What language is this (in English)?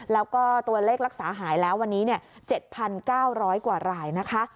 Thai